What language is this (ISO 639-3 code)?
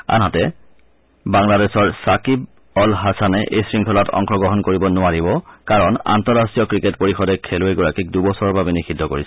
asm